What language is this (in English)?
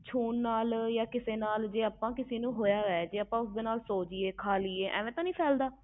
Punjabi